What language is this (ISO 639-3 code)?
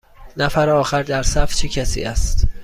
fas